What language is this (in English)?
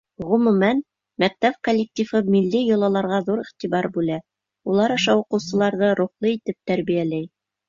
Bashkir